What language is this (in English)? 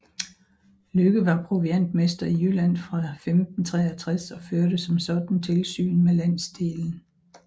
Danish